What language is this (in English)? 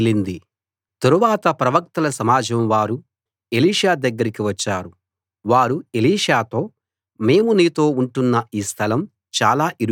Telugu